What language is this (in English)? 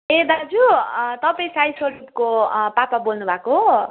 Nepali